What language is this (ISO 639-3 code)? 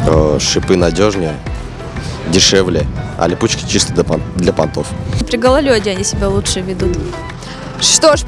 rus